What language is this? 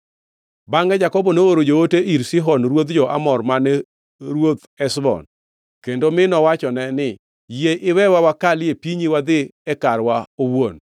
Luo (Kenya and Tanzania)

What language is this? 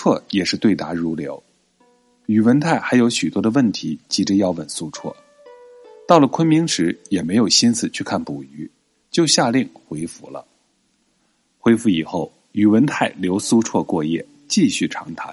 Chinese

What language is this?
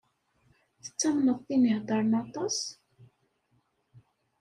Kabyle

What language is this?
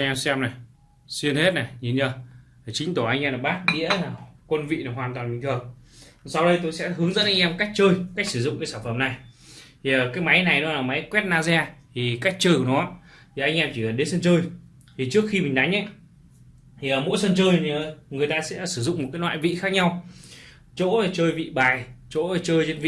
Vietnamese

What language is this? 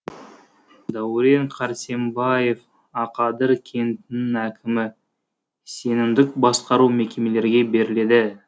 Kazakh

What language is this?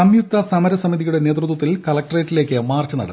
Malayalam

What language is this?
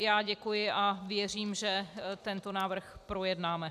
Czech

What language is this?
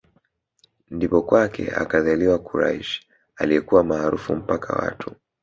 Swahili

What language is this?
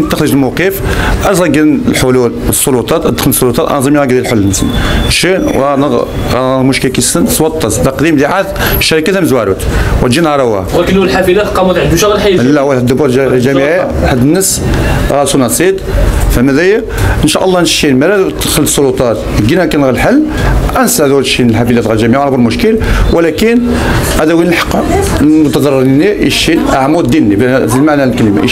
Arabic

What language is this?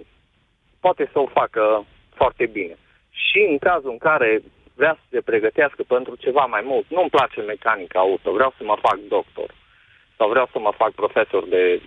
Romanian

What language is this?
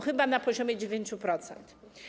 Polish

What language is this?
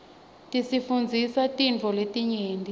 Swati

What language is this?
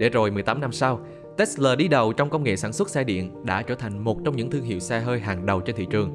Vietnamese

